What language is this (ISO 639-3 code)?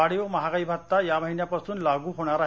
mar